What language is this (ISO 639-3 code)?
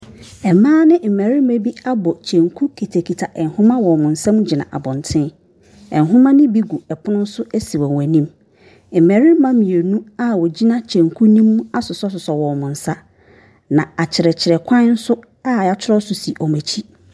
aka